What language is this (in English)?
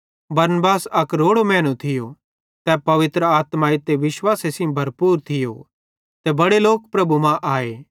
Bhadrawahi